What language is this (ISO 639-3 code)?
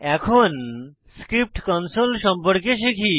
ben